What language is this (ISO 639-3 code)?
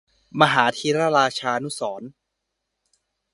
tha